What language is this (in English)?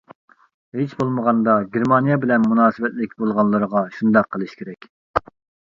Uyghur